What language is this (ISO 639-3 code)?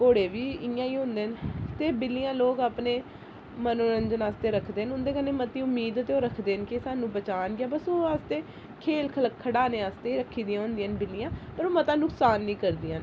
doi